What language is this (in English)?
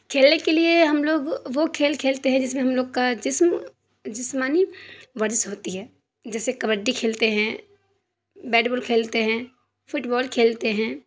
Urdu